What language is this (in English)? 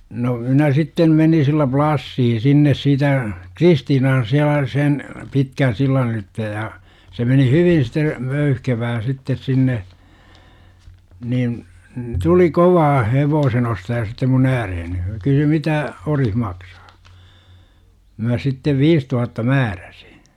Finnish